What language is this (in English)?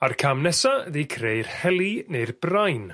Welsh